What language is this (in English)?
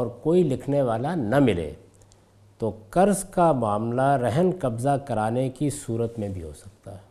Urdu